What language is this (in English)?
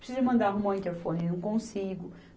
Portuguese